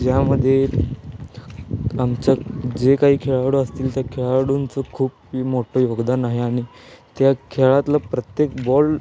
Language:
Marathi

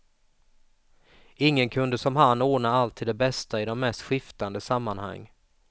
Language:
Swedish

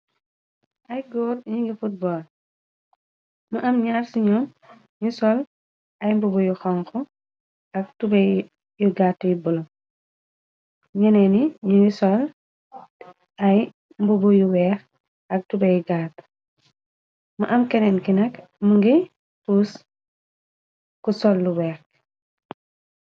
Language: Wolof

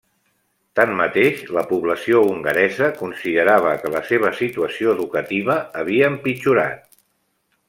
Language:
Catalan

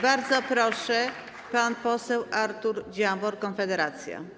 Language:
Polish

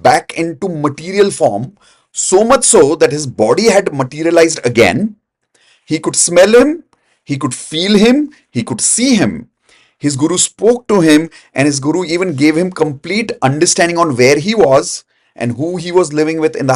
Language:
English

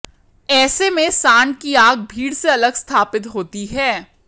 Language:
Hindi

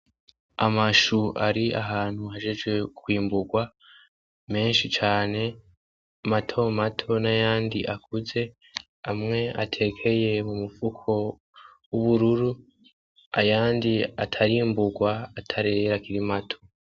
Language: Rundi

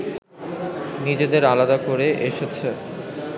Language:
Bangla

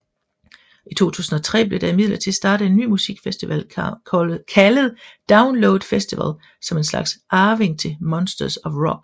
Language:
Danish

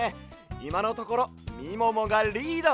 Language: Japanese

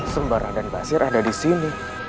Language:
Indonesian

